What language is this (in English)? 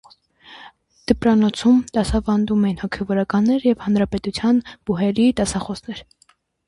Armenian